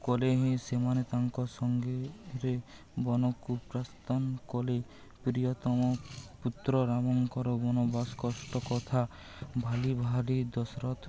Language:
Odia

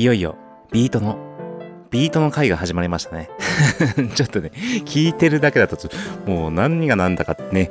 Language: Japanese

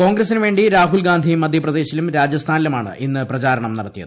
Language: Malayalam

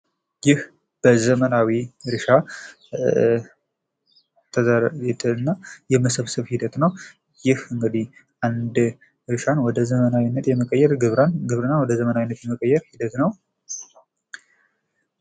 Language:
Amharic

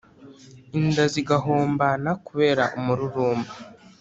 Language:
Kinyarwanda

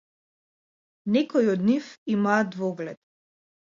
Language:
Macedonian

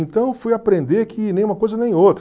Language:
Portuguese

